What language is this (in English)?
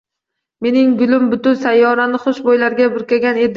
Uzbek